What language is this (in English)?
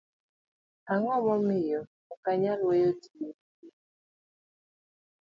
Luo (Kenya and Tanzania)